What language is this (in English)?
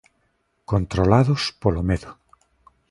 Galician